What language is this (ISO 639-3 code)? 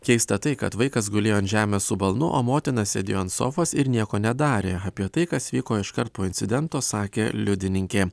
lit